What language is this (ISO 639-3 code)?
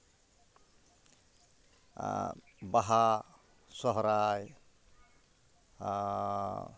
sat